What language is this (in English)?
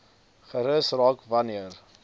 Afrikaans